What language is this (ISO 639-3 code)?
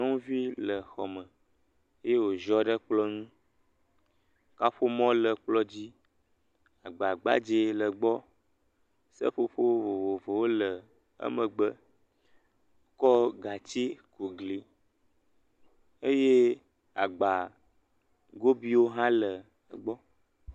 ewe